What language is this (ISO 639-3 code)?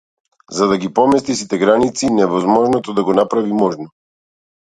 mkd